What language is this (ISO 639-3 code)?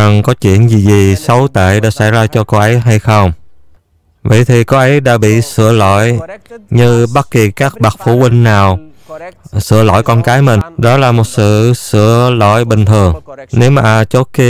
vie